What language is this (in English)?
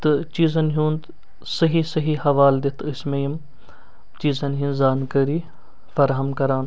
Kashmiri